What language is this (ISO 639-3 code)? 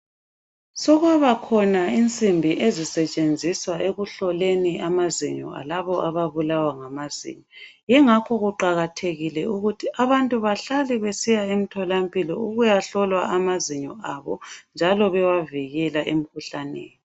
nde